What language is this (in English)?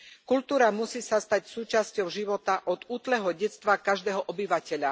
Slovak